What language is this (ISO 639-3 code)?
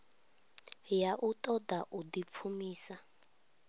ven